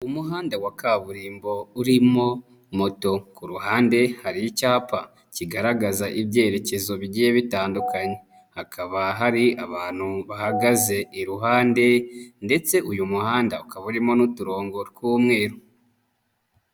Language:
Kinyarwanda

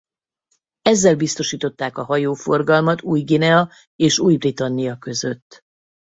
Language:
Hungarian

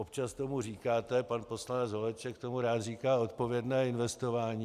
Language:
Czech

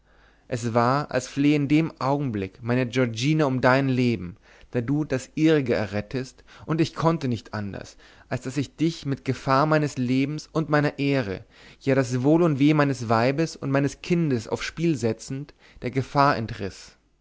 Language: German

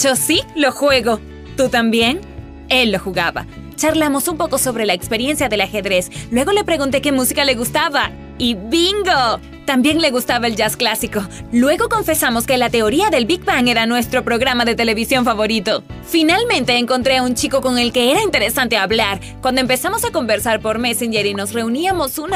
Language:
Spanish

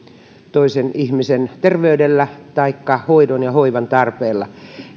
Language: Finnish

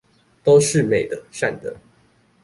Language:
Chinese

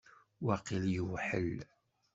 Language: Kabyle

